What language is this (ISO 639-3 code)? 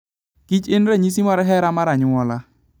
luo